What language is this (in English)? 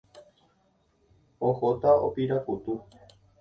Guarani